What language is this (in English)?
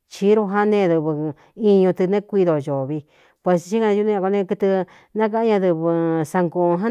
Cuyamecalco Mixtec